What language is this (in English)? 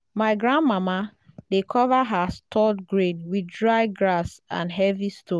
Nigerian Pidgin